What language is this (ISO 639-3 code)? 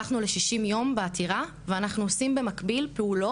heb